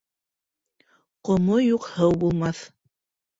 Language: Bashkir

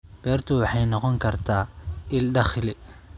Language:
Somali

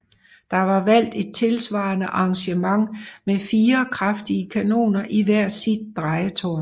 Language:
Danish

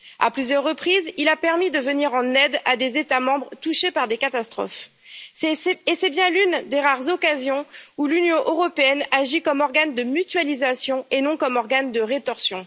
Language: French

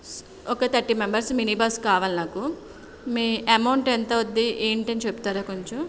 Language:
Telugu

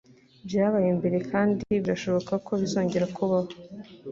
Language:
Kinyarwanda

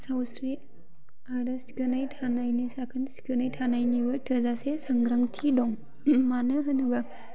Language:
Bodo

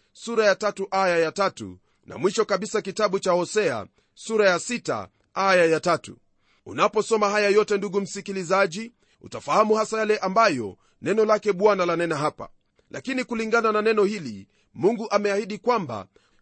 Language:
Swahili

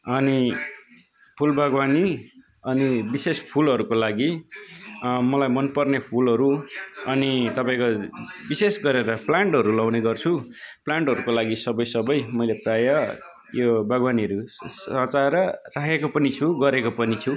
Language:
Nepali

